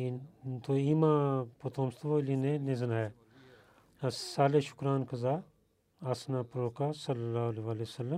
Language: Bulgarian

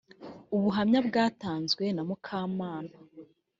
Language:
Kinyarwanda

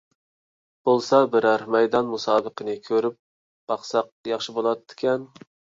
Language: Uyghur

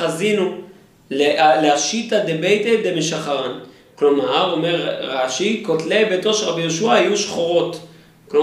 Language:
Hebrew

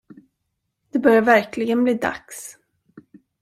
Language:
Swedish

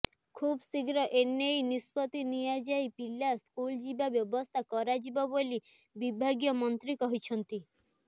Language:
Odia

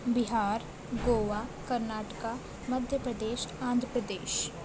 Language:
Urdu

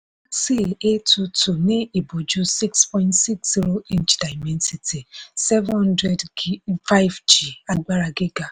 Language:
Yoruba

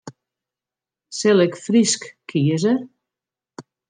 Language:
Western Frisian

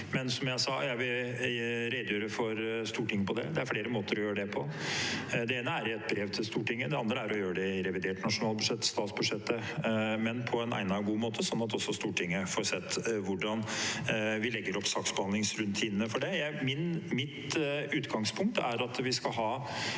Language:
Norwegian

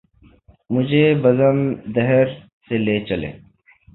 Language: Urdu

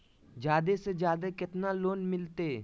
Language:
Magahi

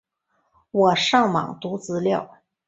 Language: Chinese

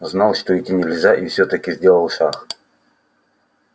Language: Russian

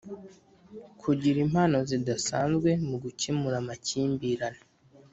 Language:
Kinyarwanda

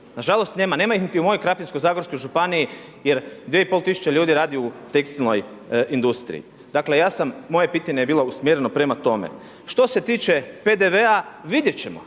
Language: Croatian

